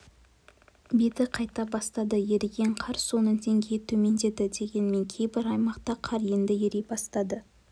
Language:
Kazakh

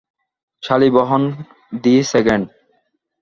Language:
Bangla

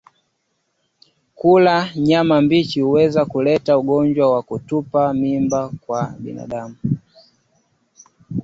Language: Swahili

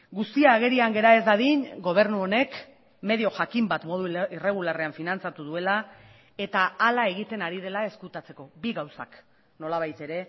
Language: Basque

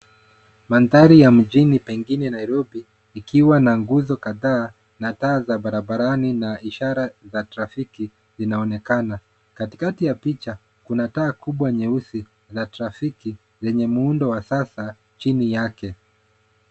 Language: Swahili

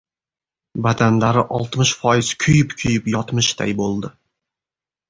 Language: Uzbek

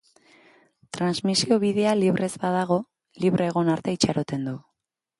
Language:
Basque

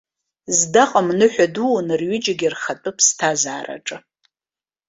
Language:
Abkhazian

